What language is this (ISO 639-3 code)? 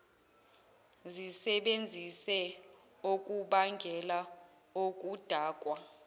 zul